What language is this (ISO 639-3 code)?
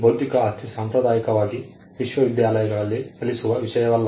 kan